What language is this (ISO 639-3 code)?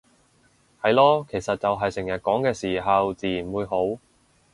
yue